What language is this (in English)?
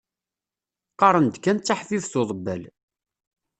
Kabyle